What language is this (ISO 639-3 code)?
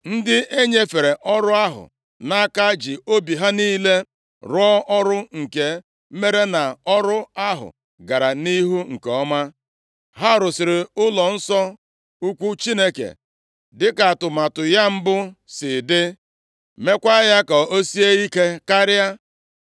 ibo